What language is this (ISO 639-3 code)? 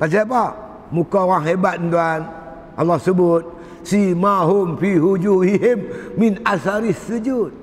msa